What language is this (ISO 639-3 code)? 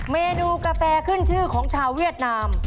tha